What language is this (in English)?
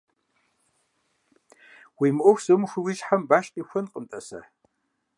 Kabardian